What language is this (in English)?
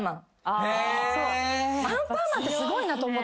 Japanese